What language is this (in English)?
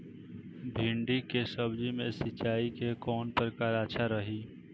Bhojpuri